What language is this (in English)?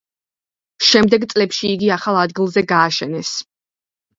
Georgian